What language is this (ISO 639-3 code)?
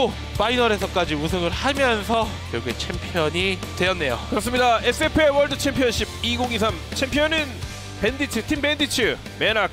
kor